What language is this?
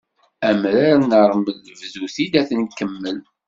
Kabyle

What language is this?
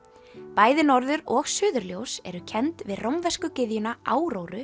Icelandic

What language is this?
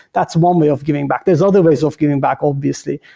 English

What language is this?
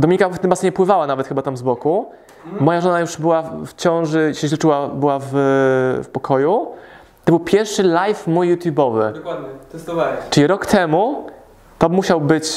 Polish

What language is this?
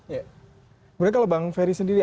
Indonesian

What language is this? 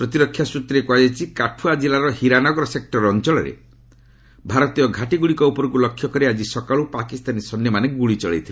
Odia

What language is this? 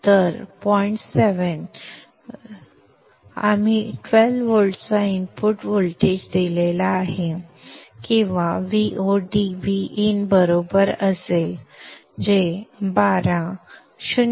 Marathi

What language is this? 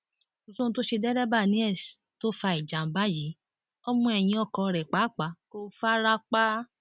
Yoruba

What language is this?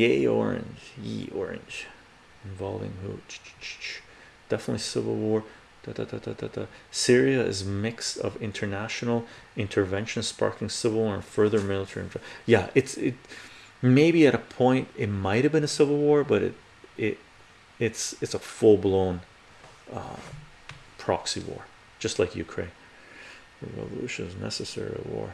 English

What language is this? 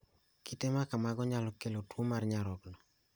Luo (Kenya and Tanzania)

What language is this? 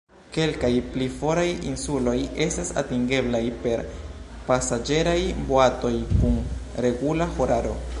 Esperanto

